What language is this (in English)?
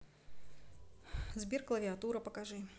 Russian